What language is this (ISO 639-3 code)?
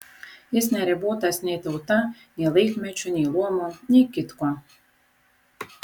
lit